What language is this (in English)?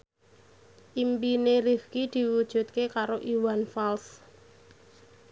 Javanese